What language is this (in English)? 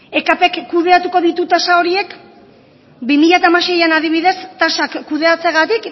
Basque